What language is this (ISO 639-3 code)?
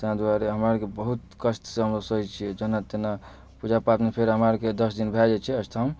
mai